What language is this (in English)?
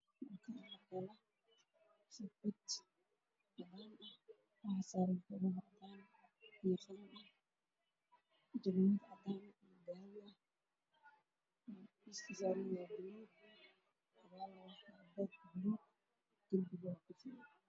Somali